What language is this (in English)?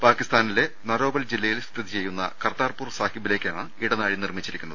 Malayalam